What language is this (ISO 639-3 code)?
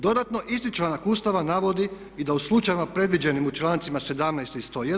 hrv